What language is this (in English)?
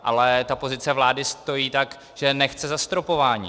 Czech